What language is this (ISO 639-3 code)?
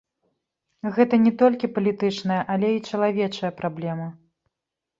bel